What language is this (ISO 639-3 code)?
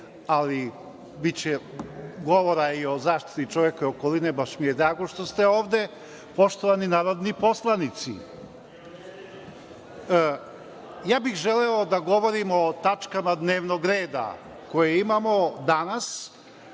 srp